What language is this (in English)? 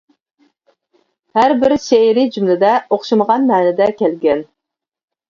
Uyghur